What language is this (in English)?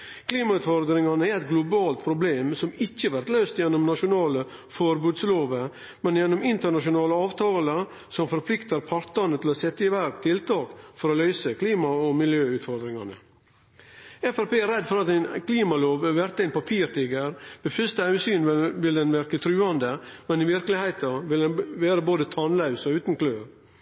Norwegian Nynorsk